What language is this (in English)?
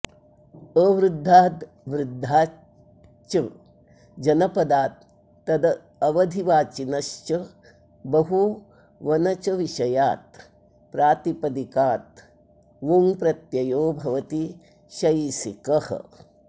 Sanskrit